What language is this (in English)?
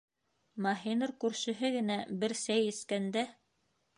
Bashkir